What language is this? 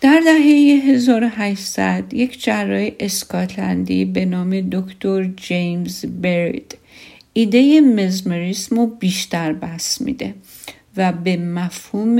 Persian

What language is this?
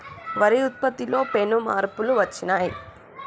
Telugu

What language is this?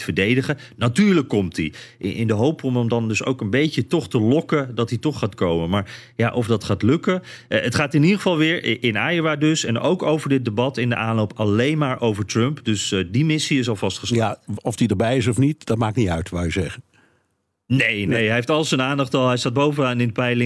Dutch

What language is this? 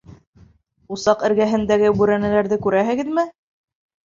Bashkir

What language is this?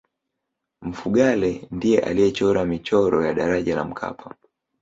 Swahili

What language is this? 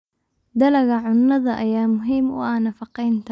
Somali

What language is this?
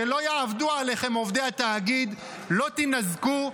Hebrew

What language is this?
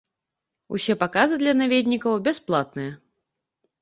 Belarusian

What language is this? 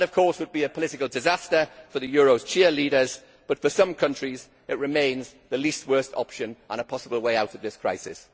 English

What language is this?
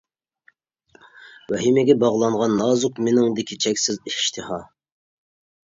Uyghur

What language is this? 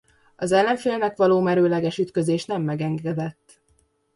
Hungarian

